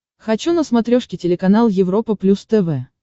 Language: Russian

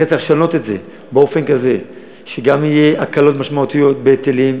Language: Hebrew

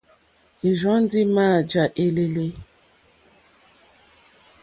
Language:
Mokpwe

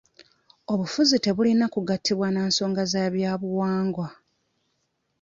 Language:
Ganda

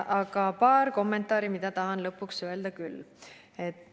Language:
Estonian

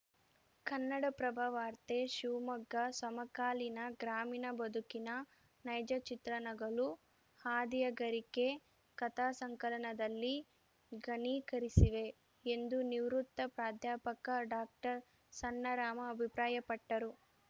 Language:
Kannada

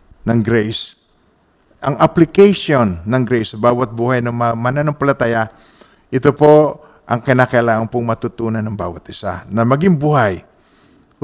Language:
Filipino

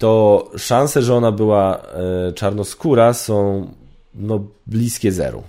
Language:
Polish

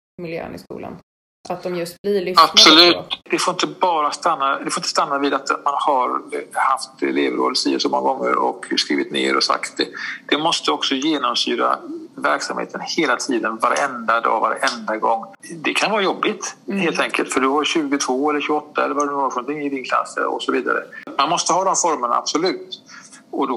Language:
Swedish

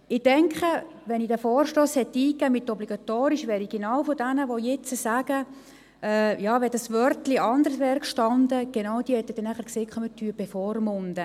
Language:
Swiss German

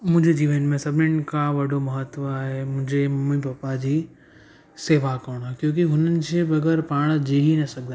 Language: Sindhi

